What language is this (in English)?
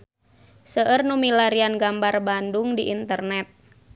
Sundanese